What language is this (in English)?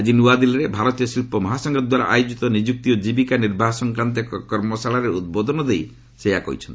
Odia